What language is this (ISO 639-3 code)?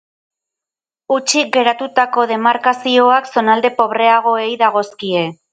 eus